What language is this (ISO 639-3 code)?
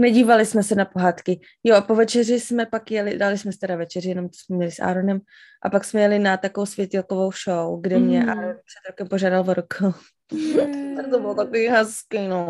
ces